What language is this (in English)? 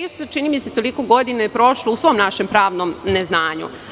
Serbian